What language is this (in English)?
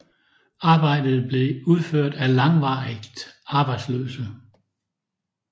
Danish